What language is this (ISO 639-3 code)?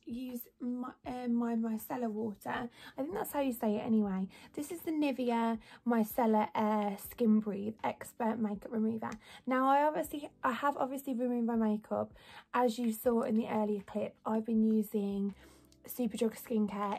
eng